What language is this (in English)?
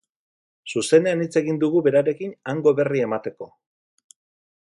Basque